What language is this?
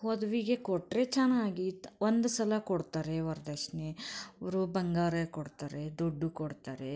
Kannada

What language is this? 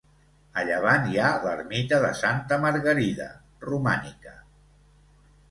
Catalan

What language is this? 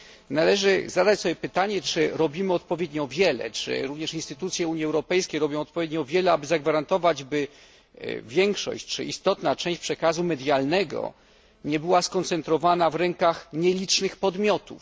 Polish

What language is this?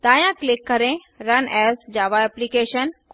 Hindi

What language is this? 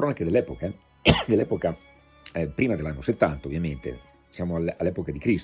Italian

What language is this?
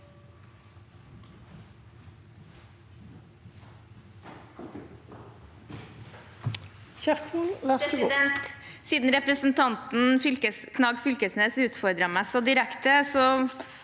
Norwegian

